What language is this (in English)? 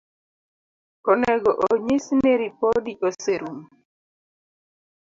Luo (Kenya and Tanzania)